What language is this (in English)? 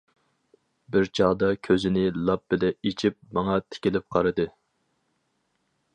Uyghur